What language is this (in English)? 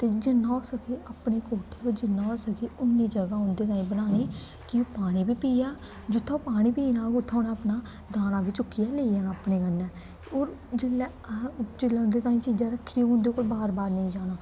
Dogri